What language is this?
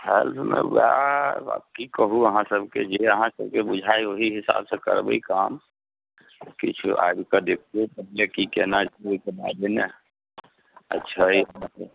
Maithili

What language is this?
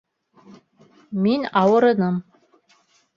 Bashkir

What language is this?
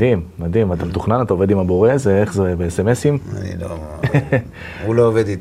Hebrew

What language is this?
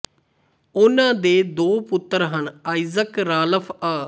Punjabi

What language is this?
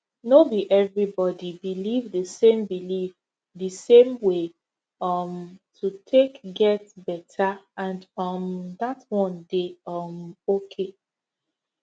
Nigerian Pidgin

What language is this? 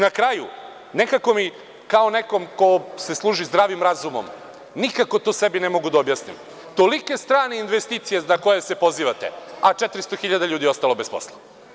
Serbian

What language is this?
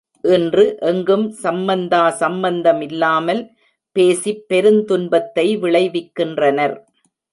Tamil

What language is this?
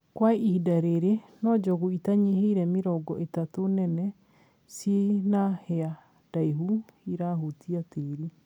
Kikuyu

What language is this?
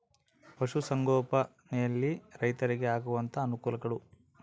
Kannada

